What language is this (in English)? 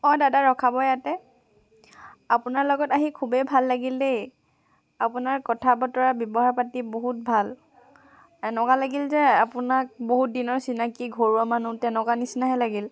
Assamese